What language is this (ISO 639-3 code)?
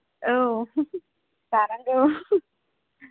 brx